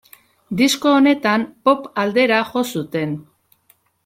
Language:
Basque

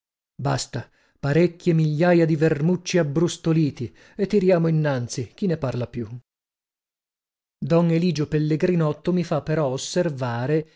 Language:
Italian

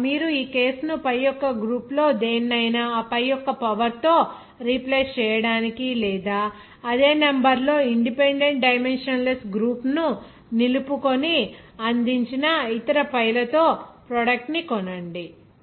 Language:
Telugu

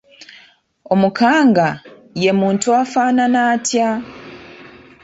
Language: Ganda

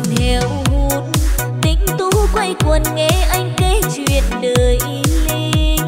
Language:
Vietnamese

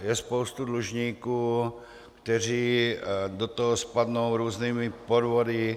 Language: Czech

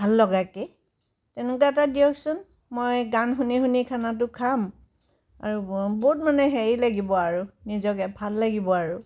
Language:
Assamese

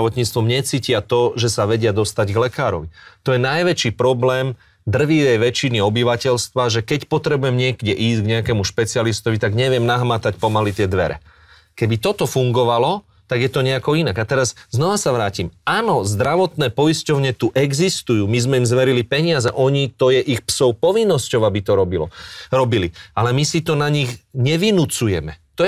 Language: Slovak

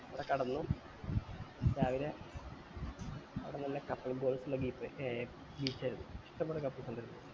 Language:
Malayalam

